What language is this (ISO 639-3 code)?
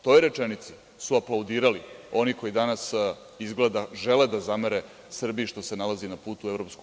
srp